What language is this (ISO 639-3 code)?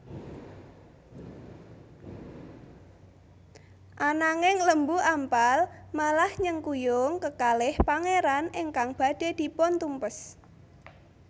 jav